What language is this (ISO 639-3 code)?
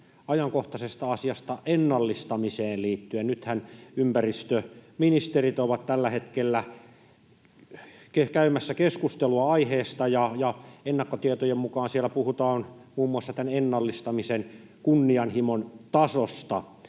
fin